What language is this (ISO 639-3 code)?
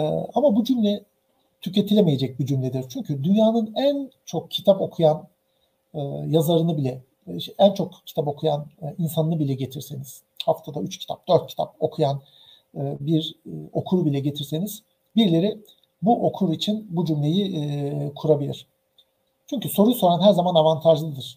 tur